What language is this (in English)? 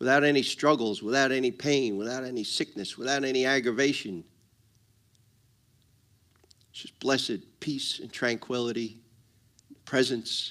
English